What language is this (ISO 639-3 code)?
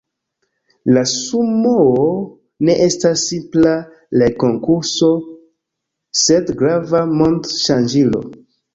epo